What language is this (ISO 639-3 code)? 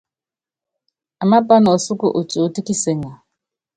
yav